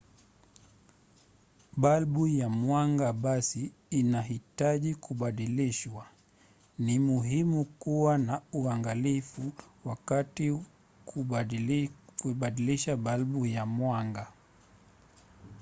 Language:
Swahili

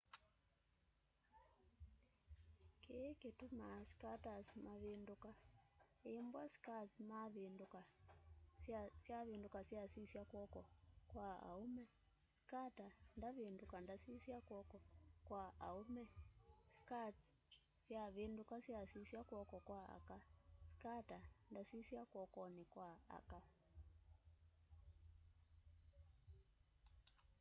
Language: Kamba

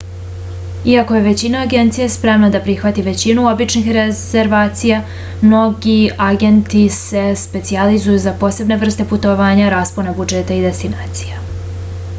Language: Serbian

